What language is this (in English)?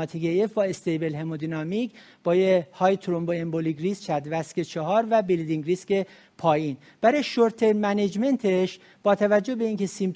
Persian